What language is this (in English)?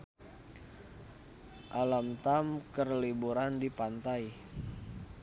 Sundanese